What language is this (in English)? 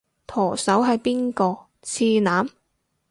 Cantonese